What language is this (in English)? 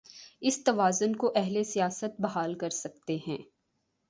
Urdu